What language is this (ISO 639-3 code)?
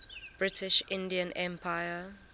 eng